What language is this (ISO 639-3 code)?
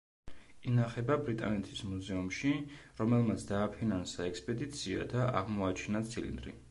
kat